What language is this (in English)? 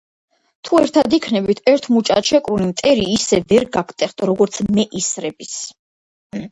Georgian